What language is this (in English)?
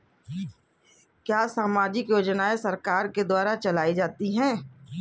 Hindi